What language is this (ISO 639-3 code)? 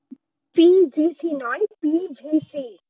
ben